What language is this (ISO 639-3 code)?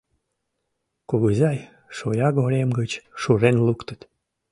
chm